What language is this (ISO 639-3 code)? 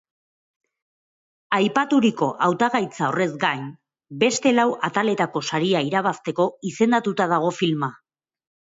eus